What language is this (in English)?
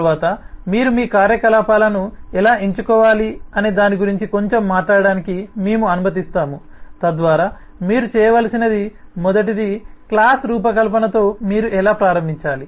Telugu